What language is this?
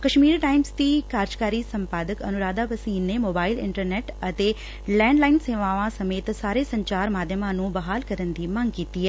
Punjabi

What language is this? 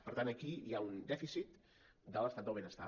Catalan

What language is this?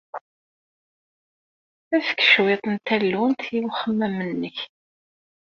Kabyle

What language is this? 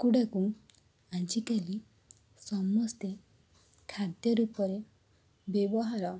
Odia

